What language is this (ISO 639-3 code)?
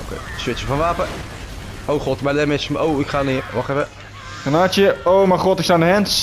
nld